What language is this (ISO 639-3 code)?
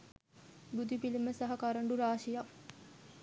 sin